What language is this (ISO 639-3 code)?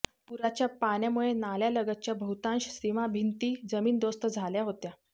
mar